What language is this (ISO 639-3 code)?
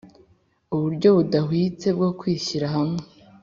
kin